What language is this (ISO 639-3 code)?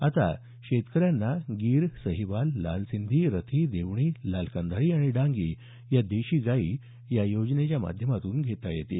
mar